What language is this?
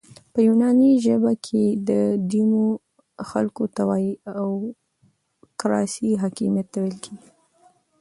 Pashto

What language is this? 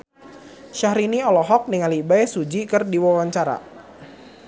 Sundanese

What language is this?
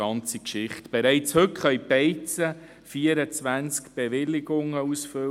Swiss German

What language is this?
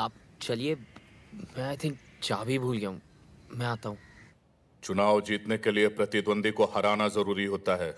Hindi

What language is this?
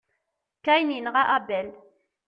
Kabyle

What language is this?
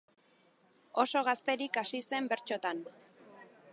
Basque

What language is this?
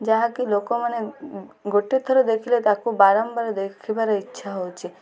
Odia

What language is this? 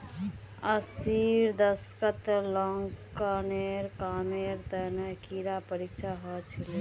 Magahi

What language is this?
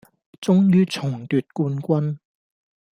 Cantonese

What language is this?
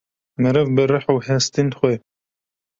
Kurdish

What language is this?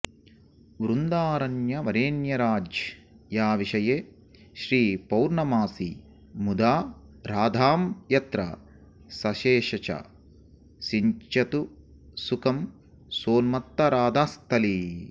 Sanskrit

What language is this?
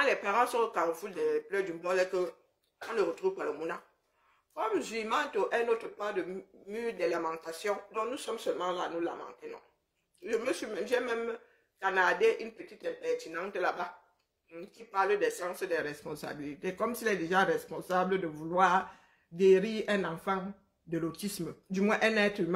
French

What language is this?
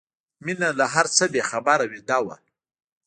Pashto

